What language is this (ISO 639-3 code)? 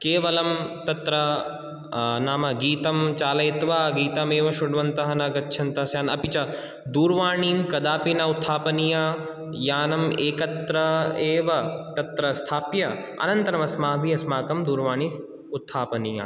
san